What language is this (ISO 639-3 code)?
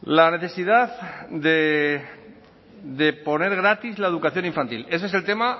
spa